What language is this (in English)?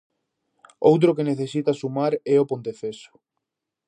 Galician